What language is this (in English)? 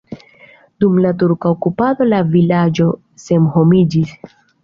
Esperanto